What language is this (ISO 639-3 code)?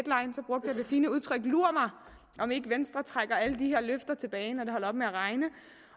dan